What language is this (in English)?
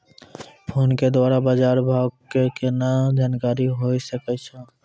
Maithili